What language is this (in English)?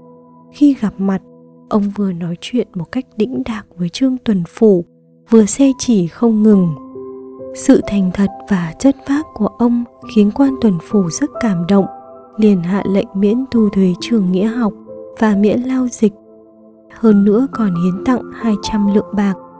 Vietnamese